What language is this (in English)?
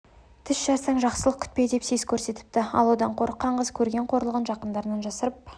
Kazakh